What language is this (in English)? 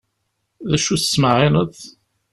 Kabyle